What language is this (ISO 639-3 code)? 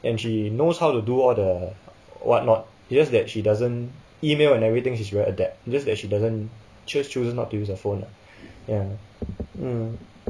eng